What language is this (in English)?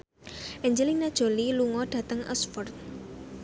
Javanese